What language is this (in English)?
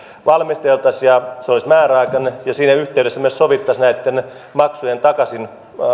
Finnish